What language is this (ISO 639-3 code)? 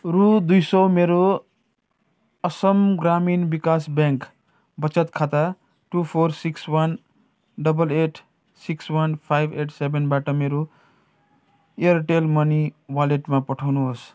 nep